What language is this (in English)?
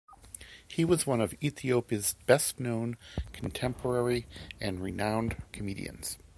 English